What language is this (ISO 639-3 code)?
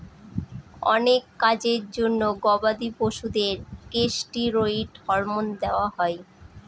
ben